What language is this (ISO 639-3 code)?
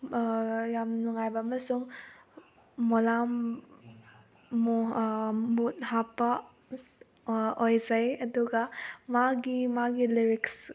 mni